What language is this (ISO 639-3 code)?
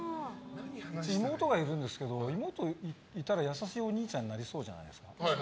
jpn